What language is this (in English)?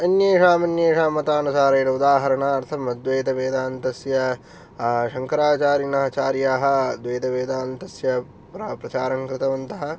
Sanskrit